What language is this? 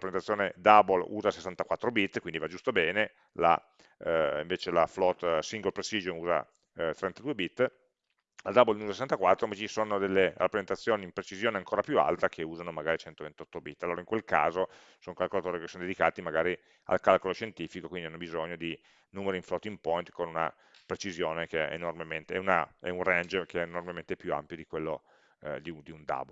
Italian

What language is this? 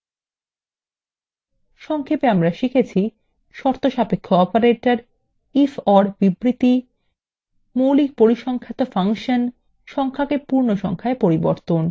Bangla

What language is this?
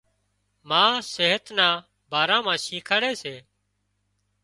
Wadiyara Koli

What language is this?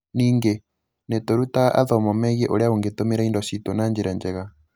Kikuyu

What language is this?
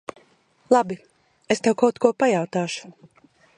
Latvian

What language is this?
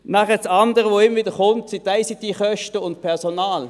Swiss German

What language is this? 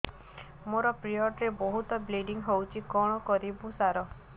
Odia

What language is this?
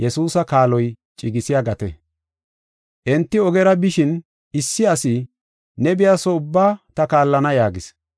Gofa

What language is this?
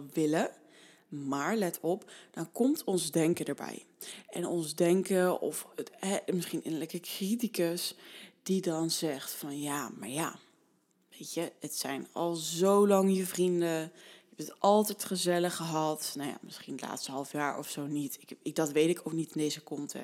Dutch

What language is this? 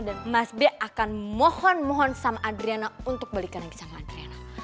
Indonesian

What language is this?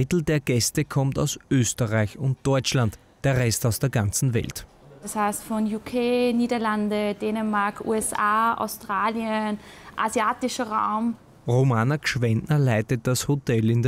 German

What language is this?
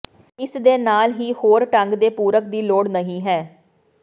Punjabi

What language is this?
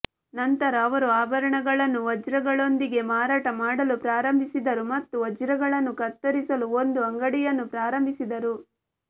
Kannada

